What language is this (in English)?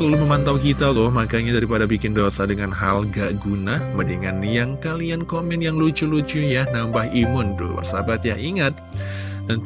Indonesian